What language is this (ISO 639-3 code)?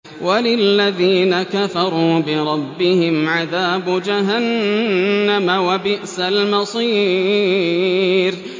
ara